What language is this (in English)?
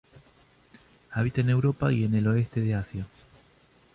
Spanish